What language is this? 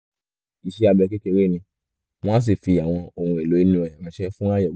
Yoruba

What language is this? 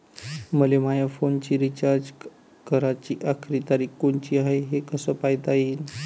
Marathi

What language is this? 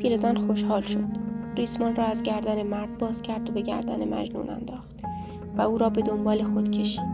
Persian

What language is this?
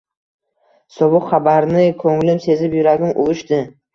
Uzbek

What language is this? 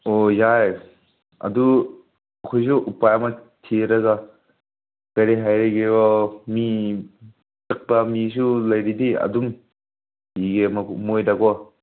Manipuri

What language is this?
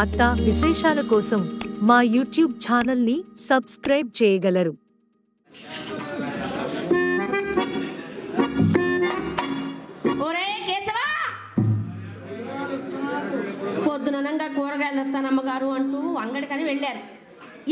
Telugu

